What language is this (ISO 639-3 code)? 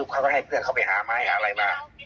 tha